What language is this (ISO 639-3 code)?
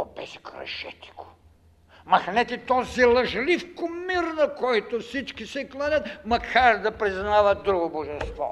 bul